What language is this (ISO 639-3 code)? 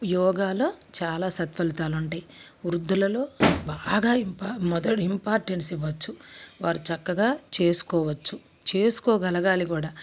tel